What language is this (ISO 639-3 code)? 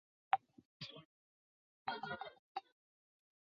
zho